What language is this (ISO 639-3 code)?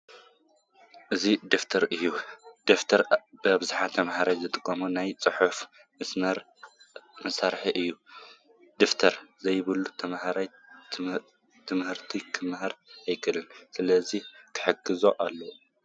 tir